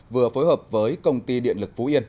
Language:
Vietnamese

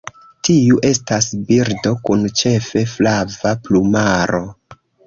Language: Esperanto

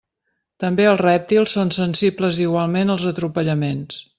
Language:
Catalan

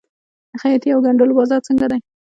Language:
Pashto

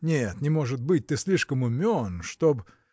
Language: Russian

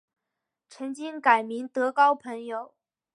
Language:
Chinese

